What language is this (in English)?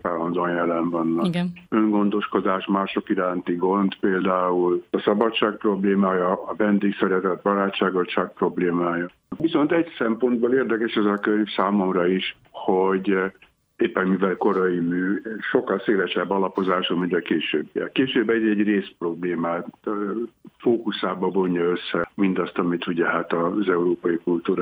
Hungarian